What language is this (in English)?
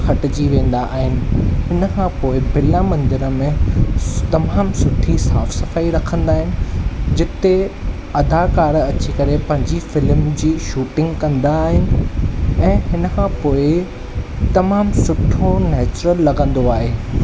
Sindhi